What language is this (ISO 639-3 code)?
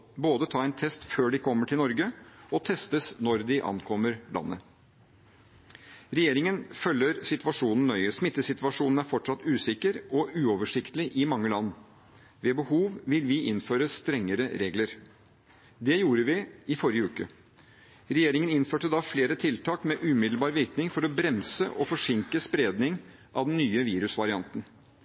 nob